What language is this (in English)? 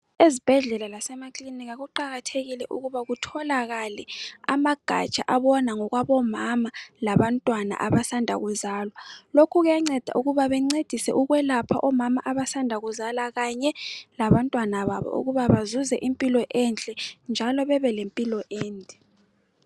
North Ndebele